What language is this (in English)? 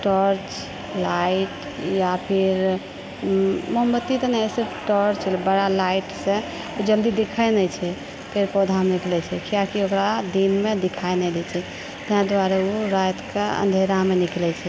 Maithili